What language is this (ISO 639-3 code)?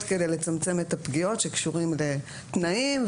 heb